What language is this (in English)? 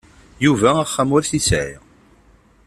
Kabyle